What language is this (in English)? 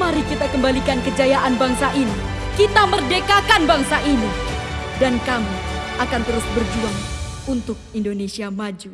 Indonesian